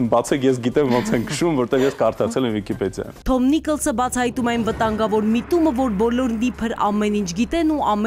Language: Romanian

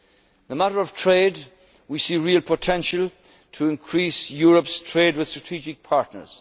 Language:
English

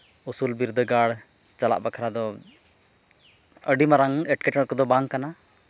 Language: Santali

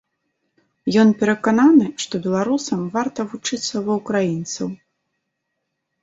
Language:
Belarusian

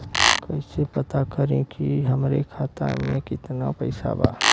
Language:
Bhojpuri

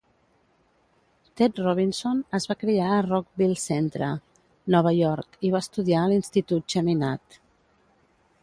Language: Catalan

